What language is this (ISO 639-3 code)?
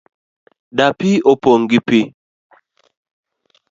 luo